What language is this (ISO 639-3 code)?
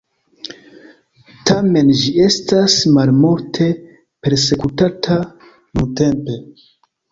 epo